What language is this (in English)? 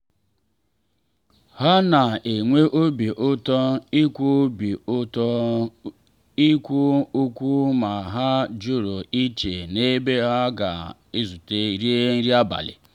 Igbo